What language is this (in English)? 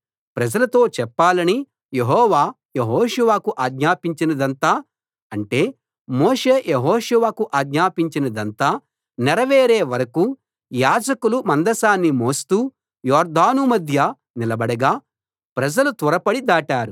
Telugu